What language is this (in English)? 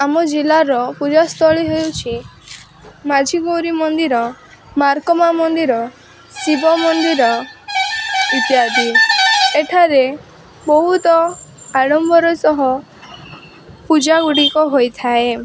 Odia